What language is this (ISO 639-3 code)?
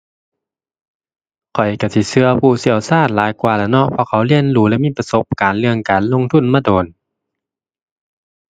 tha